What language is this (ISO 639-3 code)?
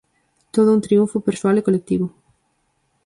glg